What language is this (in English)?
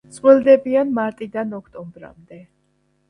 Georgian